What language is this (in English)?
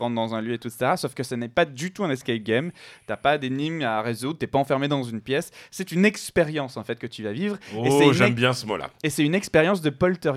French